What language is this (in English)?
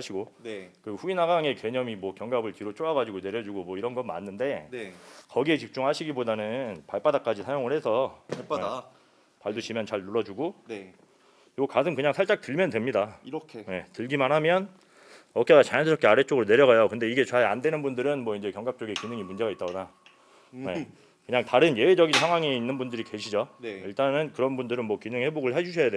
Korean